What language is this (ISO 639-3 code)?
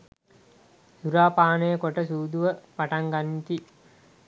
sin